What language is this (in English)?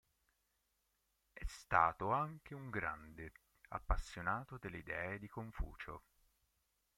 Italian